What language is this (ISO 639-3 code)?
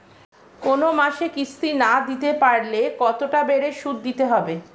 ben